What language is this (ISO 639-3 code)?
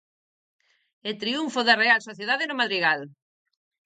glg